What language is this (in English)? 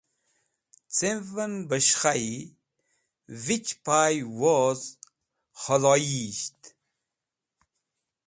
Wakhi